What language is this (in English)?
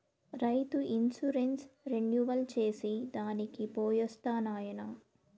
Telugu